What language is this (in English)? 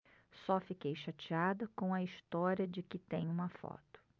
Portuguese